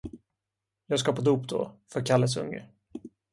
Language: Swedish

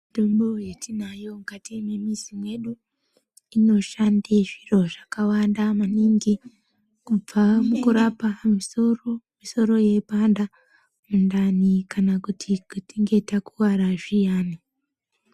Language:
Ndau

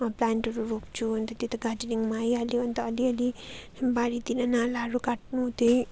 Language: Nepali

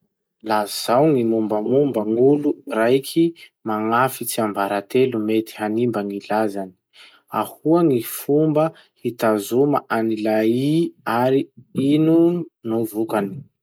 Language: Masikoro Malagasy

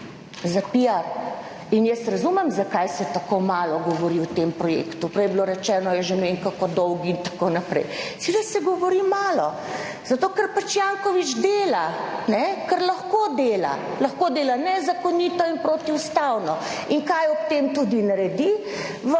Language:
Slovenian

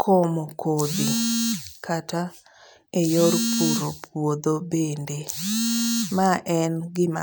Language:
Luo (Kenya and Tanzania)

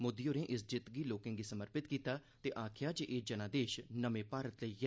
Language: Dogri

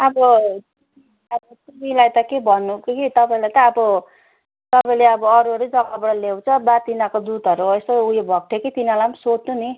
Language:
Nepali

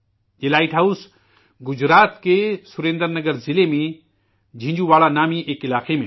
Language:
Urdu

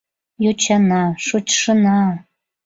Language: Mari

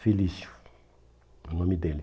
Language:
Portuguese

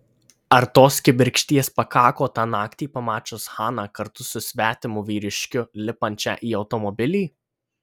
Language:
Lithuanian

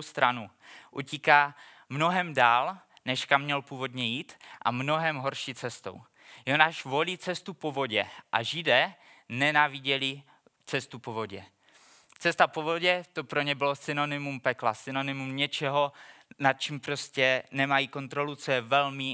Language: Czech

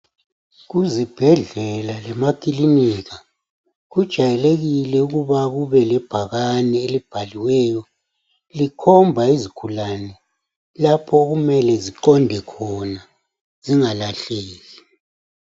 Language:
North Ndebele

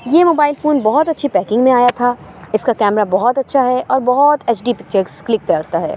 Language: Urdu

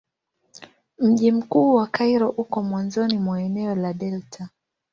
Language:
Swahili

